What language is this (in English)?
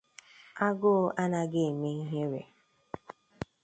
Igbo